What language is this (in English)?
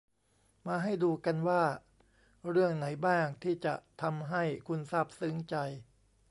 Thai